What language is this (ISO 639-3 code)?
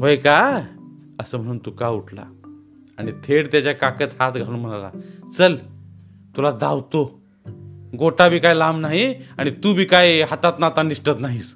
mar